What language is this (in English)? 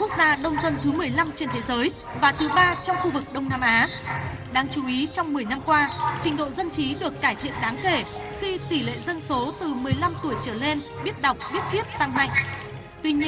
Vietnamese